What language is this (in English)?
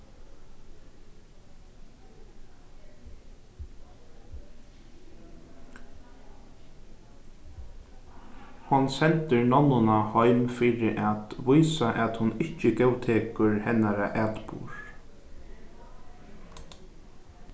Faroese